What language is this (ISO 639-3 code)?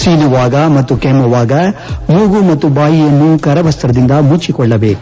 kan